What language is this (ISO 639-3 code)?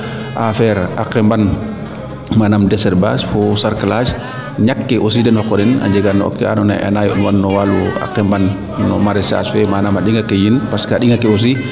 srr